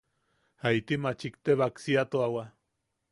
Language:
Yaqui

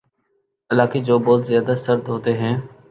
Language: Urdu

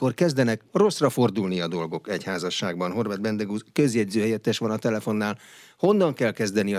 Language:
Hungarian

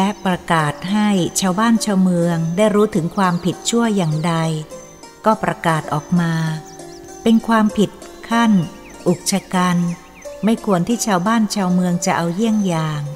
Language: Thai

